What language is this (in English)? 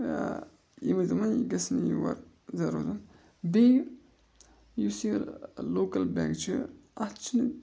Kashmiri